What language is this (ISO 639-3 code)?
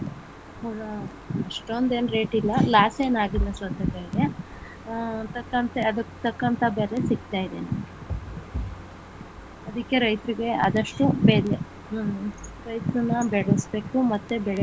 kan